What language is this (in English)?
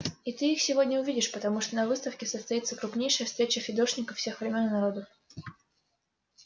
Russian